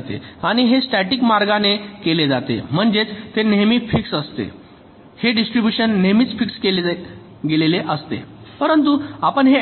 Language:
Marathi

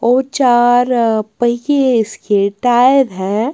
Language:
Hindi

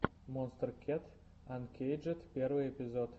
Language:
Russian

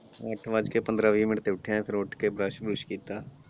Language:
Punjabi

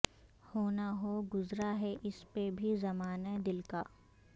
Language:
Urdu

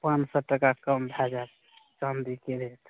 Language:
Maithili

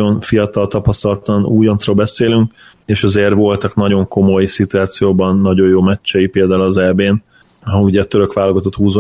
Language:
Hungarian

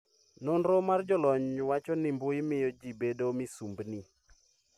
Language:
Luo (Kenya and Tanzania)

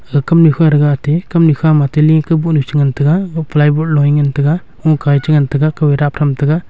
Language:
Wancho Naga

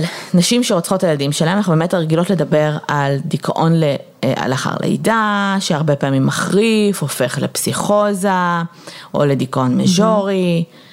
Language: Hebrew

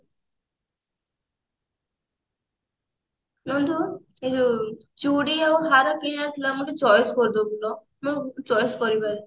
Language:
Odia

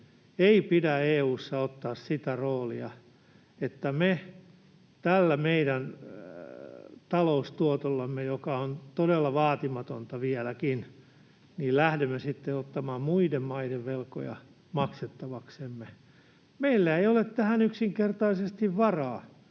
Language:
Finnish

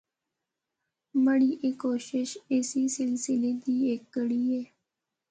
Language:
Northern Hindko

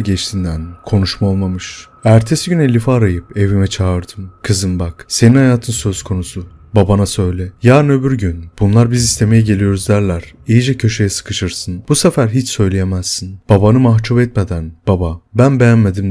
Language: Turkish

